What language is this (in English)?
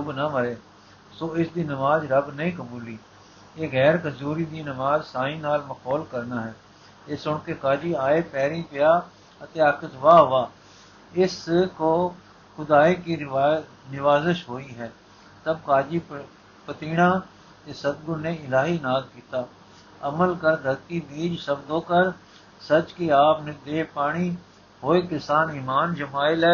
Punjabi